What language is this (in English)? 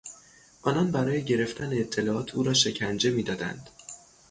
Persian